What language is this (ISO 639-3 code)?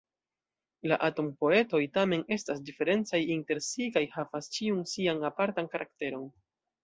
epo